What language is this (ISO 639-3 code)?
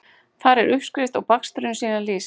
isl